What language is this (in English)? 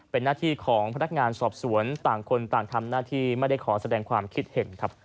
Thai